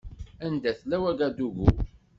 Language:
Kabyle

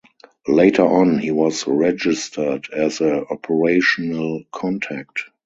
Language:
English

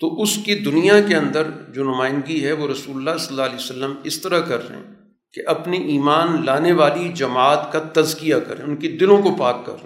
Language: Urdu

